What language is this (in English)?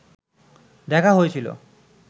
Bangla